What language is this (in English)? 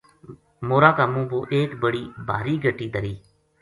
Gujari